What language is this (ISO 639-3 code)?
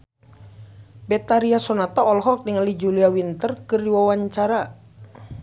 sun